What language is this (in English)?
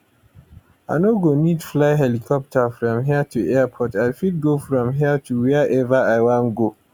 Nigerian Pidgin